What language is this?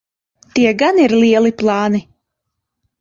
Latvian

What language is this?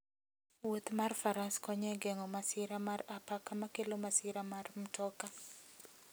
Luo (Kenya and Tanzania)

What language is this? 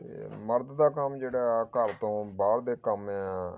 Punjabi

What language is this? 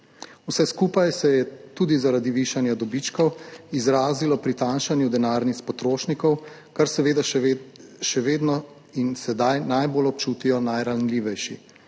Slovenian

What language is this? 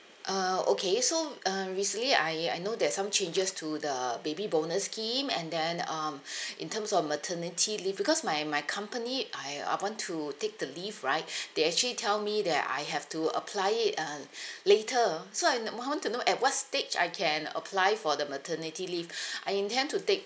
English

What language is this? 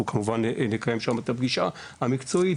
Hebrew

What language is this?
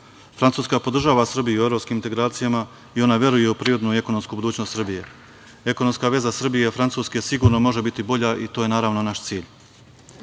Serbian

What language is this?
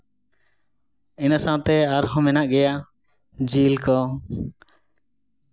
Santali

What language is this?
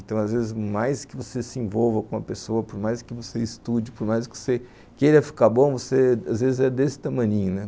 Portuguese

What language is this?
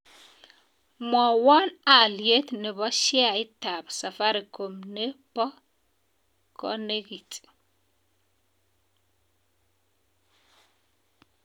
Kalenjin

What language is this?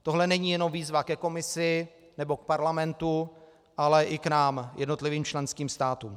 Czech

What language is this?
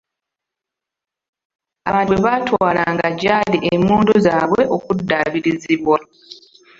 Ganda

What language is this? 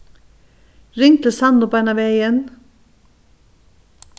Faroese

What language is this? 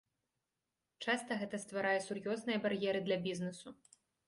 Belarusian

